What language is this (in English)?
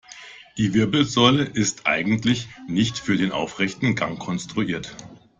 German